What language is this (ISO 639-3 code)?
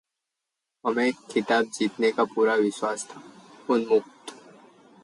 hin